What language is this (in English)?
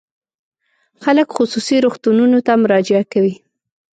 Pashto